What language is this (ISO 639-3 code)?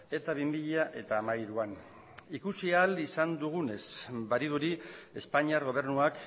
eus